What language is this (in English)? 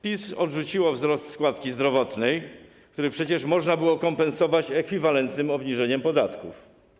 Polish